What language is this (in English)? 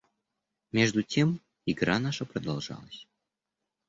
Russian